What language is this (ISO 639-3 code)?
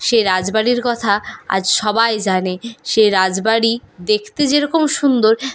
ben